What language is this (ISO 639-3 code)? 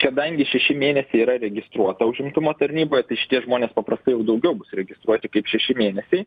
lit